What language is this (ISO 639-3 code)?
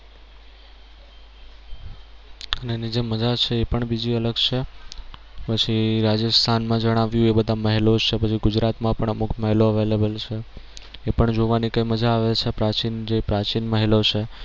guj